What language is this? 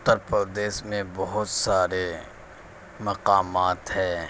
Urdu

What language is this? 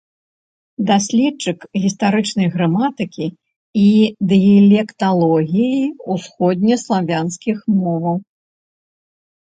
Belarusian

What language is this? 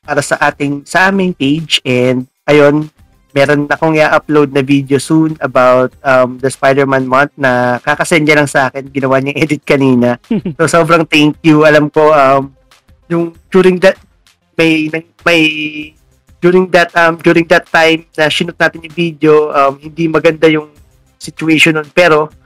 Filipino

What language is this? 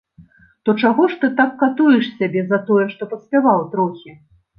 Belarusian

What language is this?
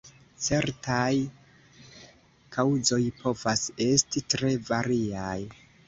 Esperanto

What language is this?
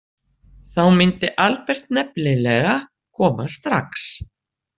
Icelandic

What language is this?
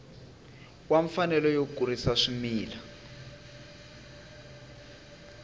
Tsonga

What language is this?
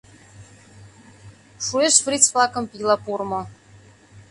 Mari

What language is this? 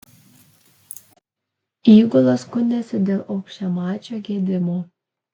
Lithuanian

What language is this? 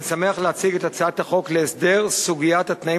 Hebrew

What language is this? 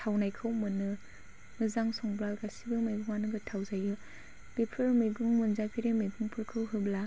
Bodo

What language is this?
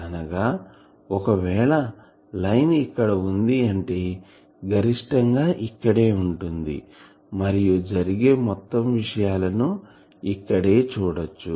Telugu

